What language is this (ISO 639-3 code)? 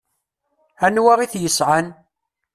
kab